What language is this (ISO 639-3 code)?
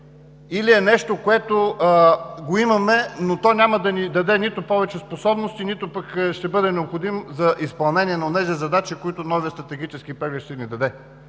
bul